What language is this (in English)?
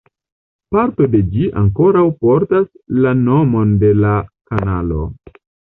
Esperanto